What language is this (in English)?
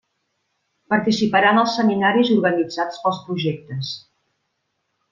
Catalan